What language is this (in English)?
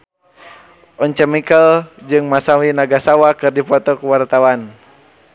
Sundanese